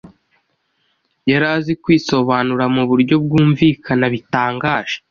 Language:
Kinyarwanda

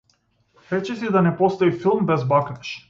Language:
Macedonian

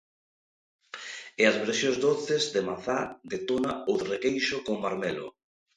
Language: Galician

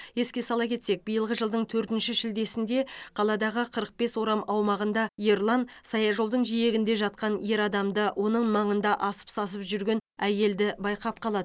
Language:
Kazakh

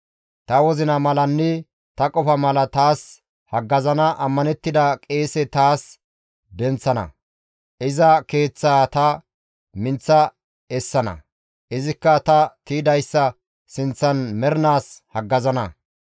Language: Gamo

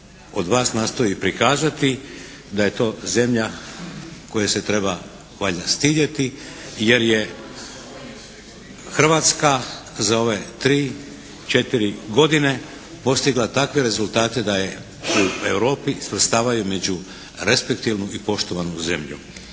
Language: Croatian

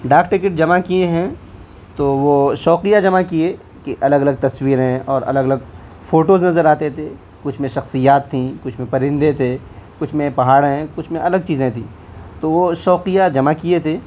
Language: Urdu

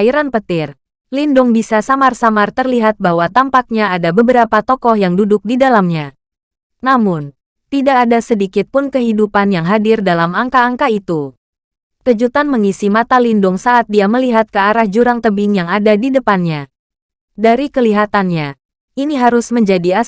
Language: Indonesian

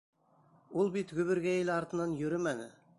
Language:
Bashkir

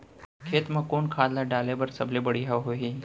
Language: Chhattisgarhi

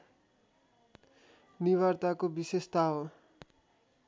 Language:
Nepali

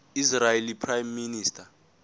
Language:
Zulu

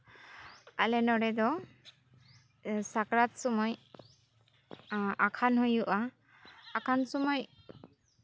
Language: Santali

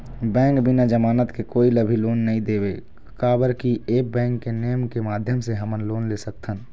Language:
Chhattisgarhi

